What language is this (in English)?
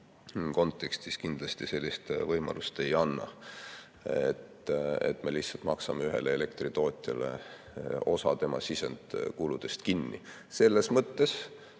Estonian